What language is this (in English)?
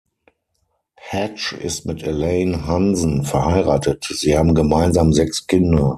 German